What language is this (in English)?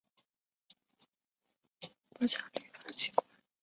Chinese